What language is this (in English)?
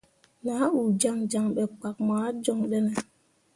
Mundang